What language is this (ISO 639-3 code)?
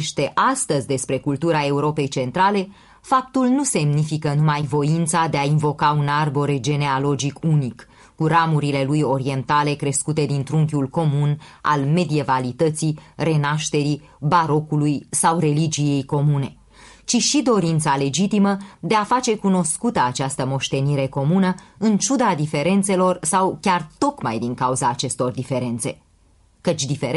ron